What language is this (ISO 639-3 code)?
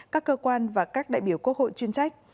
vie